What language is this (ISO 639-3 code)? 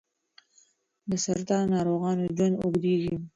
pus